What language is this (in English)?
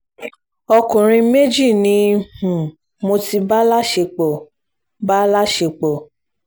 Yoruba